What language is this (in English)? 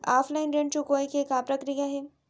Chhattisgarhi